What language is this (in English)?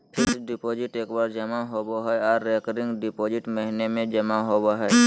Magahi